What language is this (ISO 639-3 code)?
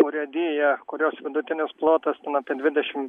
lit